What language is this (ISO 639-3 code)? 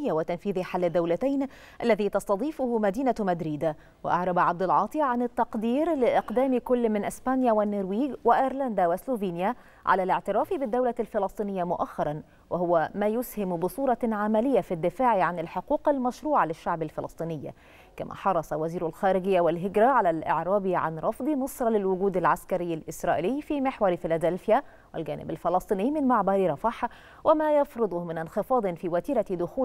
ara